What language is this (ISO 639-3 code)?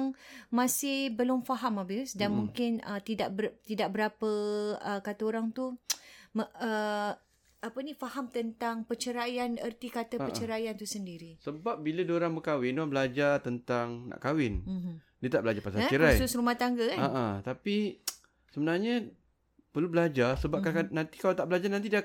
msa